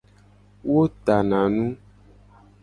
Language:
Gen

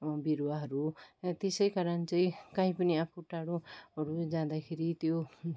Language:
Nepali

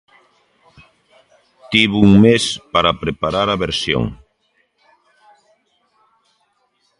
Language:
Galician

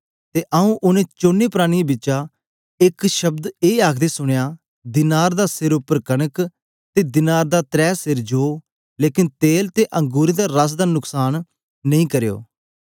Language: Dogri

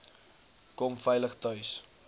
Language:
Afrikaans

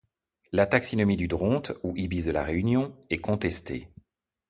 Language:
French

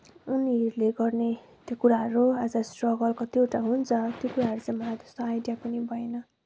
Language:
Nepali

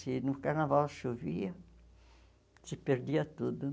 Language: Portuguese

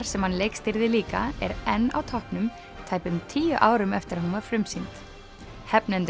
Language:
Icelandic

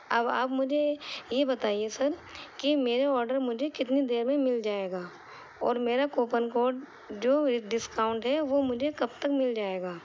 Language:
Urdu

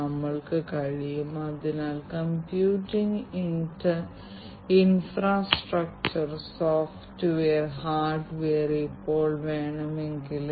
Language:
Malayalam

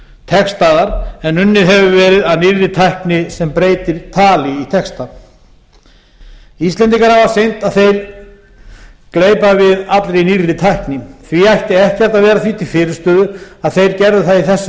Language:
Icelandic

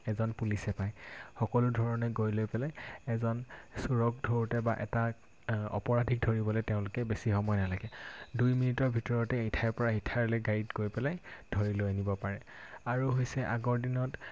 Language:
Assamese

